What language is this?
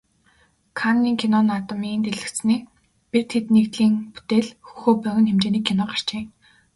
Mongolian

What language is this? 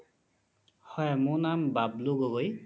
Assamese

